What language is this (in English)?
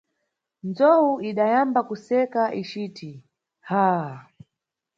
Nyungwe